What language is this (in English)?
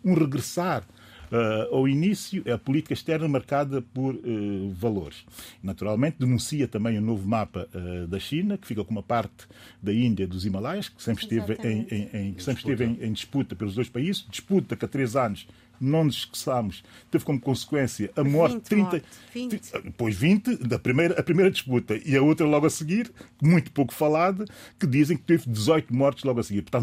Portuguese